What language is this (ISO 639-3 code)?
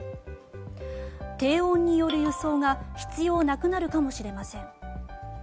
jpn